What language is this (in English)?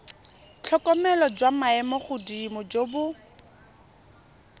Tswana